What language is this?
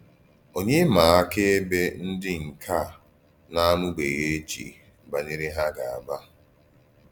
Igbo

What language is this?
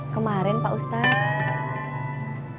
Indonesian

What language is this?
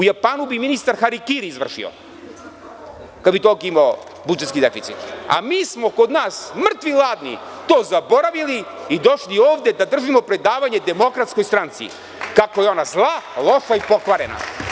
Serbian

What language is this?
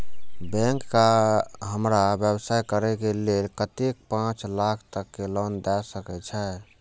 Maithili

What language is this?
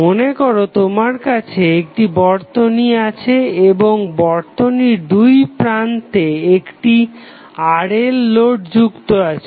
Bangla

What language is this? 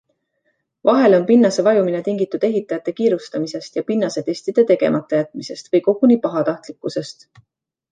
Estonian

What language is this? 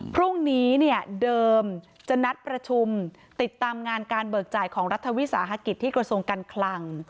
Thai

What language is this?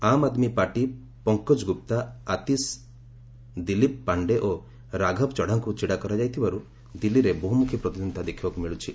Odia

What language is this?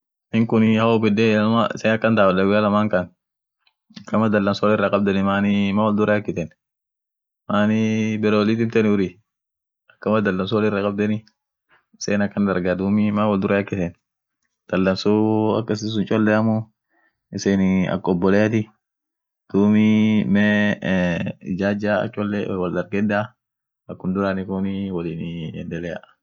Orma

